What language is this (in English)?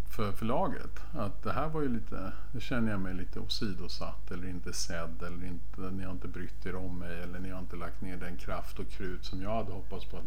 Swedish